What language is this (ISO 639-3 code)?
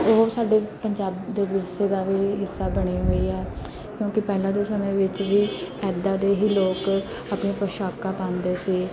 pan